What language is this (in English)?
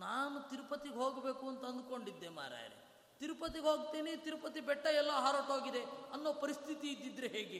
Kannada